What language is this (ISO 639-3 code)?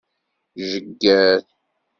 kab